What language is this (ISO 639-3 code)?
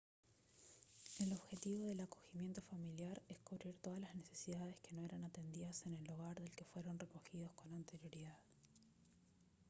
spa